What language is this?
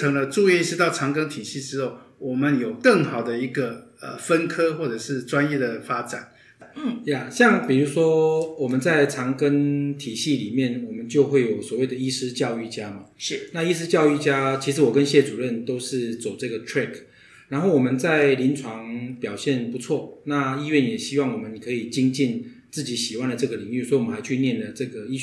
Chinese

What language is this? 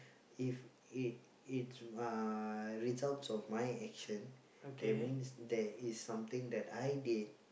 English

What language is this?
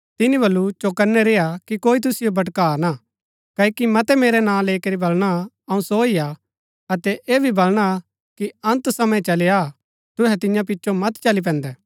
Gaddi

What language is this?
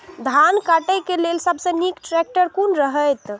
Maithili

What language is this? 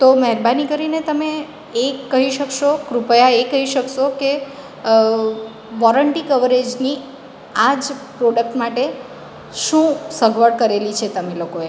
Gujarati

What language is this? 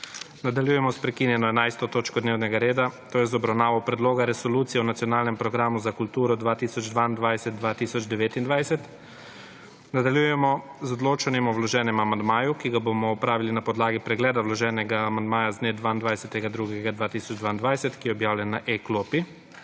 Slovenian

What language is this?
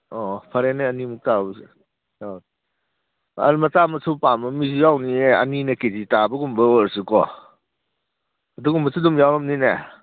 Manipuri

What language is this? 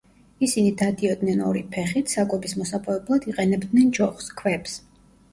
Georgian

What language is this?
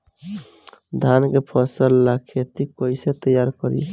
Bhojpuri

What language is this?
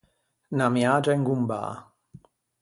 Ligurian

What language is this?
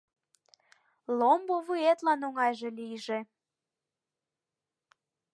Mari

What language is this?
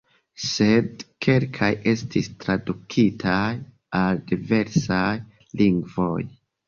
Esperanto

